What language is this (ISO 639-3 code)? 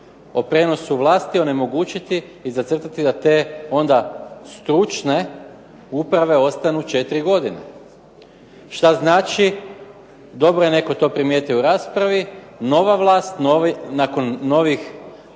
hrv